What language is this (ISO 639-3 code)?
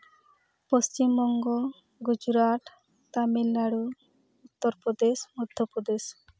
sat